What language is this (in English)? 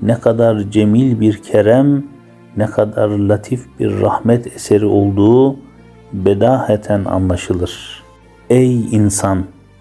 Turkish